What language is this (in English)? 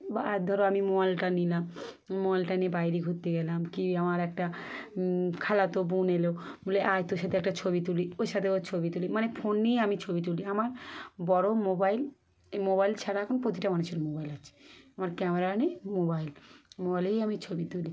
Bangla